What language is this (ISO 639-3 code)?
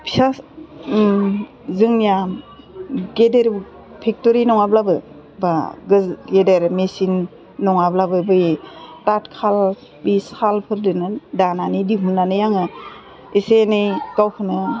brx